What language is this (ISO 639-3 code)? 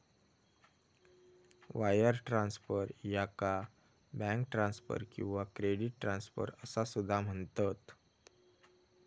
mar